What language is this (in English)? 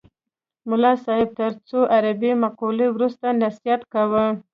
Pashto